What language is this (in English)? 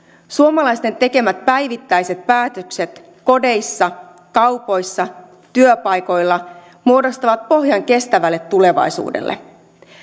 Finnish